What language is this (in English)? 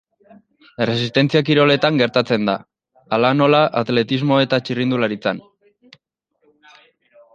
Basque